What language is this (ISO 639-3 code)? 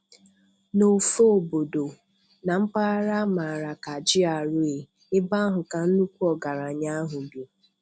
ibo